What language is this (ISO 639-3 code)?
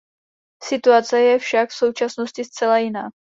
ces